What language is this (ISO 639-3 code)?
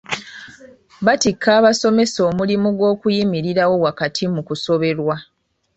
lug